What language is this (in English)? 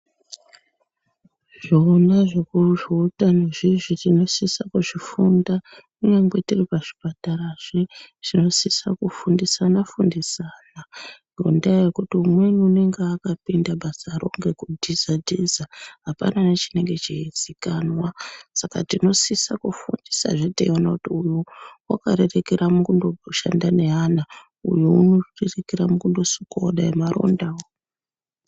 Ndau